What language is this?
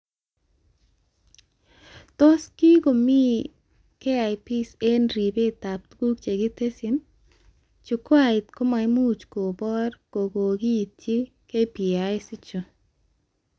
Kalenjin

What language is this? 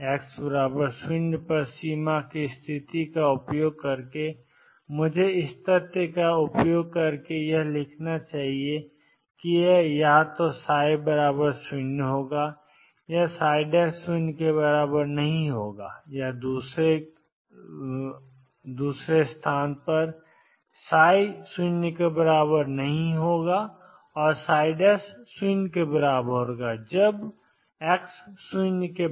Hindi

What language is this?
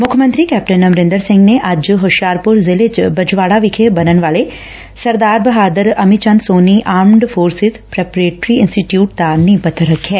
Punjabi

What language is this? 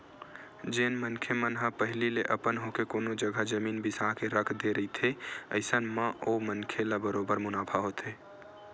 Chhattisgarhi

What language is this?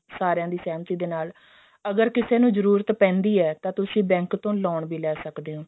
Punjabi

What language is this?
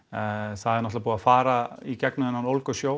Icelandic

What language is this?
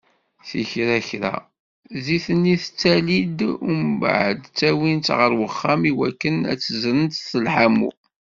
Kabyle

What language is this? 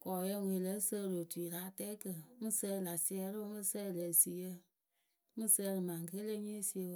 Akebu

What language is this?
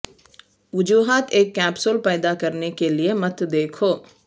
Urdu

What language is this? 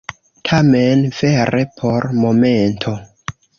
Esperanto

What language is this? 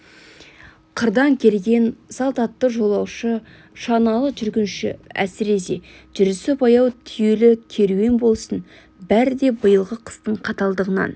Kazakh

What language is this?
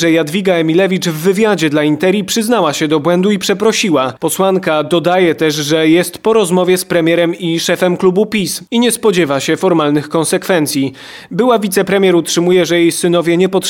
Polish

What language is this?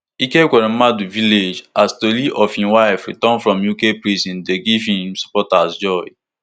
Nigerian Pidgin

